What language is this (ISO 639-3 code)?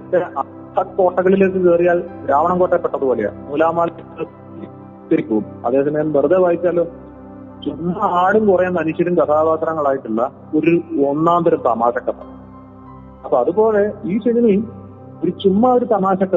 mal